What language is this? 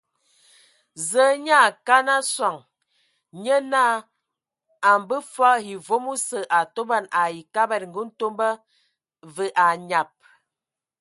Ewondo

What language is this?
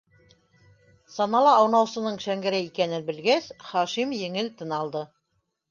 Bashkir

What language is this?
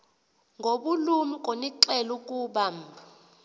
Xhosa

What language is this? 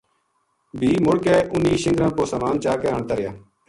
Gujari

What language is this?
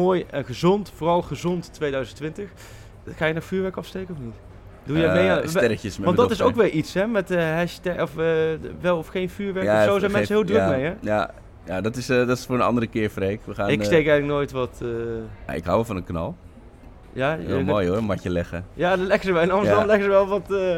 Dutch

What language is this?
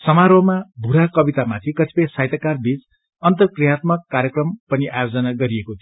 Nepali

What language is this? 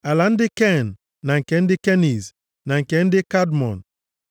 Igbo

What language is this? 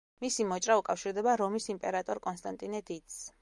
Georgian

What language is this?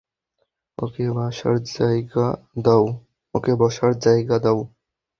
Bangla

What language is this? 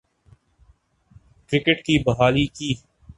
Urdu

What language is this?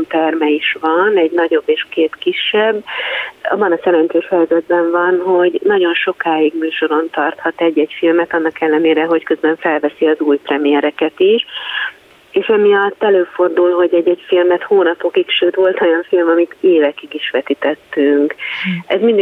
Hungarian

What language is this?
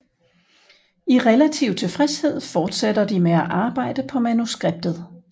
Danish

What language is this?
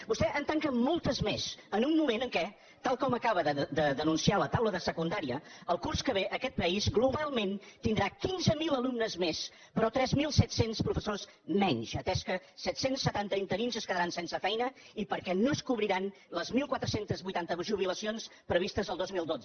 Catalan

